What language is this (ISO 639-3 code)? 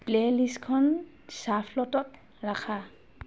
asm